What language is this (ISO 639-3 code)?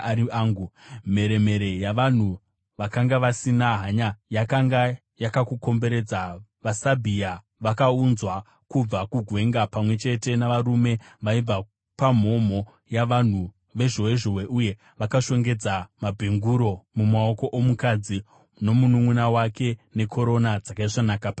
sna